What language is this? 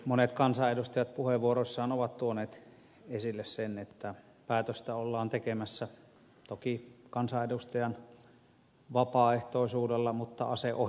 Finnish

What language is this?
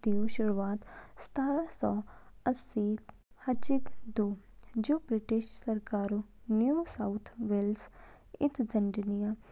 Kinnauri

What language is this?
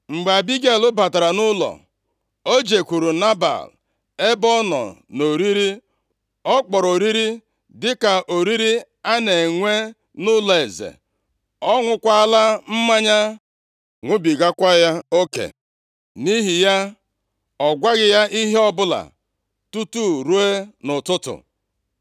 Igbo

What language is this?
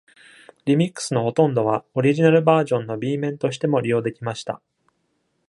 Japanese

